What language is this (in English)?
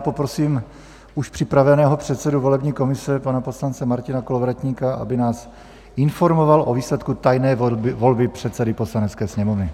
Czech